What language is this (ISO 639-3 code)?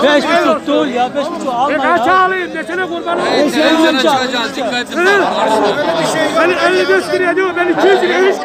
tur